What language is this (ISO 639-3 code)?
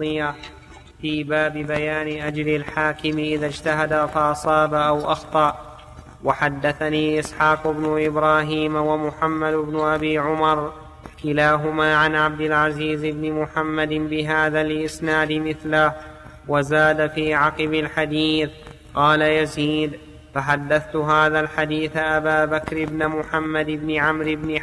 ara